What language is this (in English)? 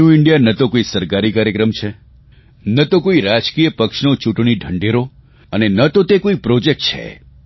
Gujarati